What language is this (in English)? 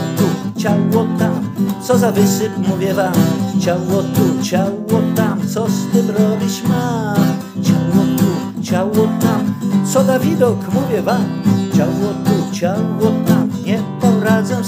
Polish